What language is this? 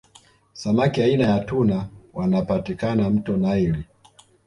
Swahili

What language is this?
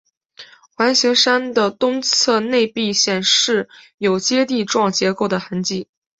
Chinese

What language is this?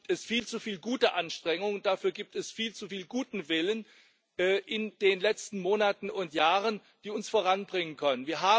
German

